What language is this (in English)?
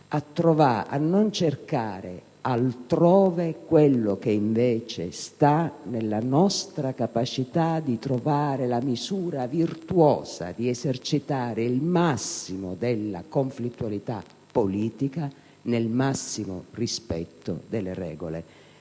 Italian